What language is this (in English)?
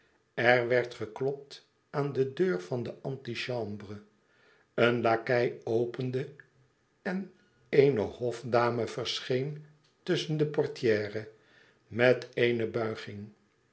Dutch